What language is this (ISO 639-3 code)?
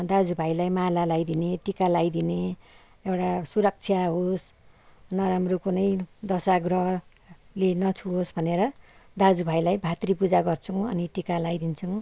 nep